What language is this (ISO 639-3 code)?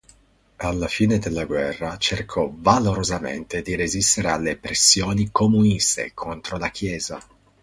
ita